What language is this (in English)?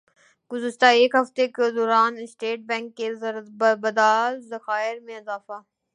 Urdu